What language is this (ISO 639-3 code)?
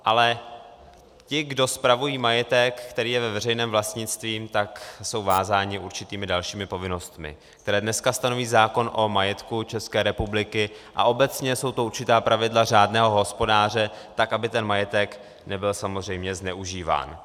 ces